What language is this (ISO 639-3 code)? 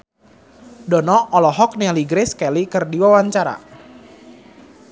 sun